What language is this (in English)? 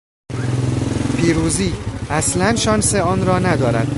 Persian